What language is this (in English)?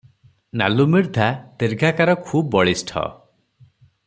Odia